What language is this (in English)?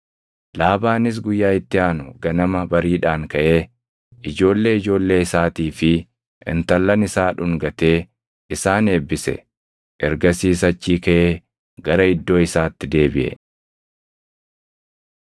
Oromo